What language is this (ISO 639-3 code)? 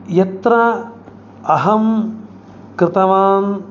san